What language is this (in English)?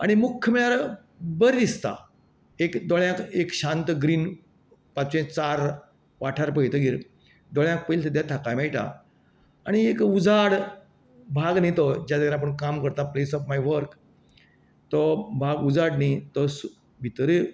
Konkani